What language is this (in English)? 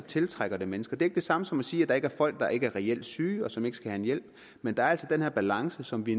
Danish